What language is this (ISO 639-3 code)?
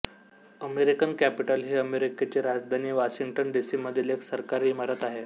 mar